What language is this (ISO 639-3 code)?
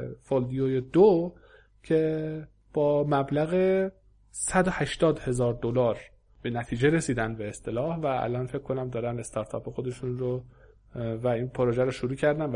fas